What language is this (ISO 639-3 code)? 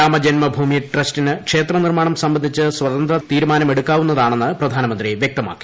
mal